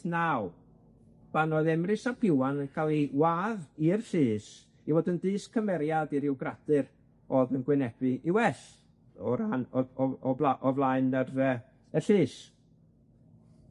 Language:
Welsh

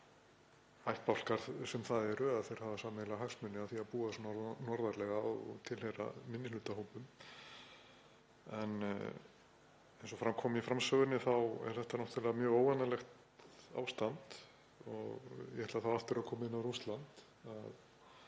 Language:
Icelandic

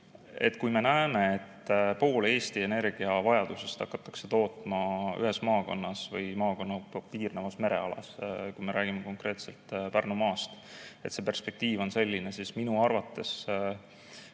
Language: Estonian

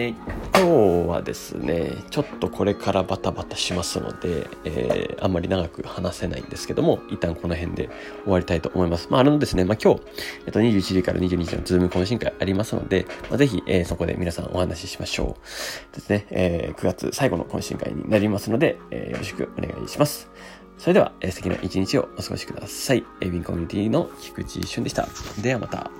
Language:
Japanese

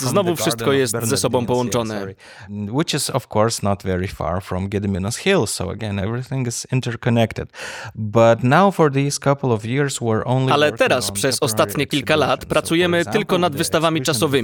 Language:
Polish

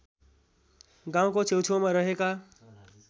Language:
Nepali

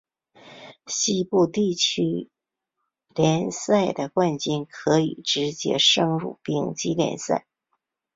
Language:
Chinese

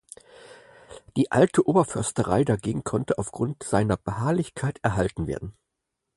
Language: German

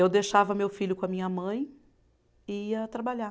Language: Portuguese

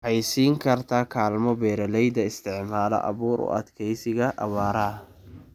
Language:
Somali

